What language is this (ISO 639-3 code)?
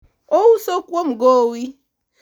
luo